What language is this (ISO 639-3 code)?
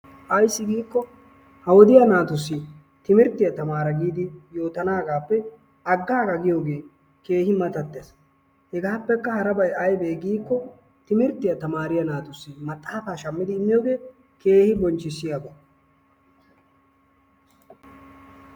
wal